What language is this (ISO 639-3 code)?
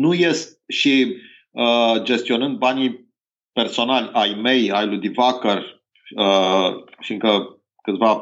ron